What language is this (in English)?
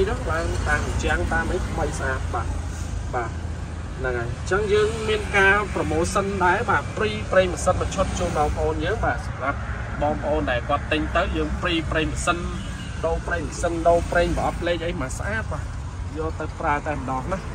Vietnamese